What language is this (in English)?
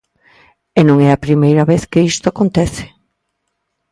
Galician